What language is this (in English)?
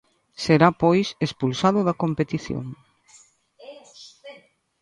Galician